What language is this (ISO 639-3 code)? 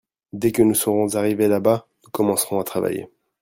fra